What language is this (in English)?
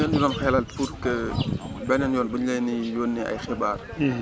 Wolof